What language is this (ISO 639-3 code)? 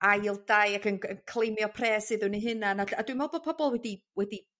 cym